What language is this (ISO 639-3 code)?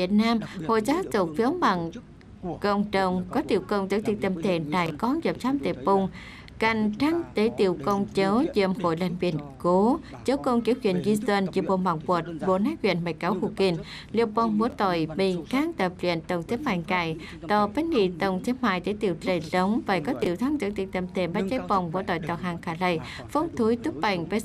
vie